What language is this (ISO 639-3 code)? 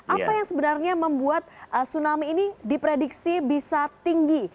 ind